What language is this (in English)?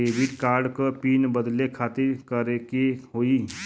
Bhojpuri